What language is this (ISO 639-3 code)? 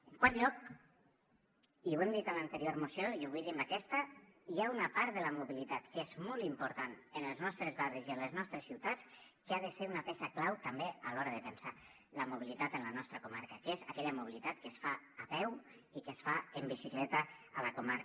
cat